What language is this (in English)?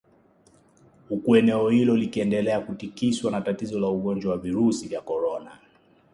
Swahili